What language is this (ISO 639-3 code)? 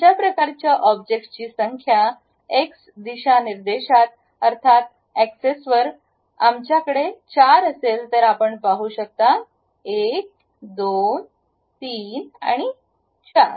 mar